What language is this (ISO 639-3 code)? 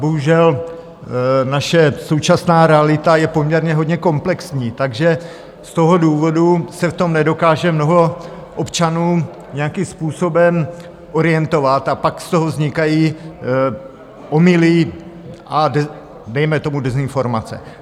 ces